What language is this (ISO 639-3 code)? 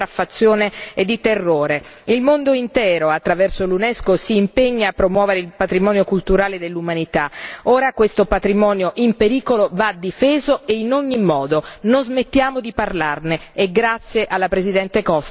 ita